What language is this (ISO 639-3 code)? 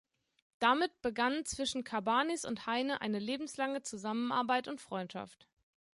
deu